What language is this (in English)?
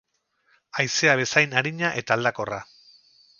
Basque